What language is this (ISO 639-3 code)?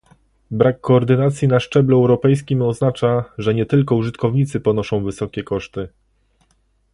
pol